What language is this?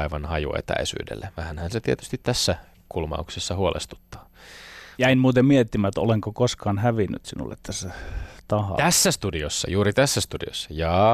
Finnish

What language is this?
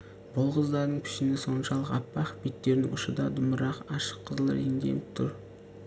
Kazakh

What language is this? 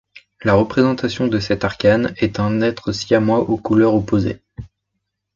French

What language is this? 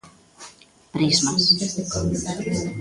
Galician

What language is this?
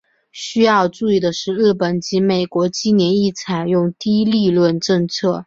Chinese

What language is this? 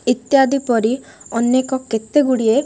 Odia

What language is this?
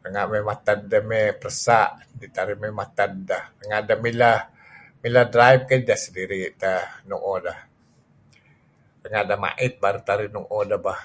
Kelabit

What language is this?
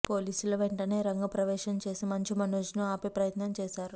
Telugu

